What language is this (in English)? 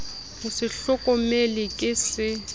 Southern Sotho